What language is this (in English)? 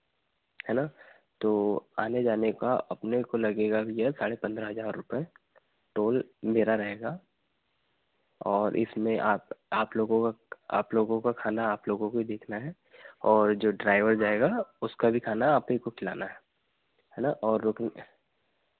Hindi